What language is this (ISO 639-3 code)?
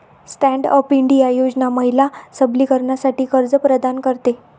mar